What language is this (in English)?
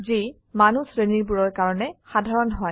Assamese